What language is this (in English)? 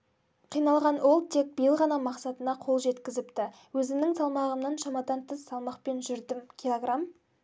Kazakh